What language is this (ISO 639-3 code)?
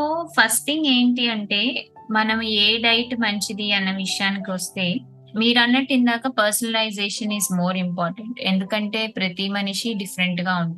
tel